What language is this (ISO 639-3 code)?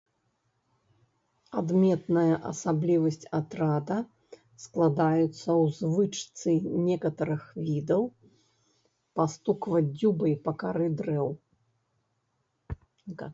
bel